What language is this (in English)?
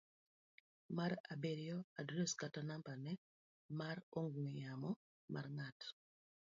Luo (Kenya and Tanzania)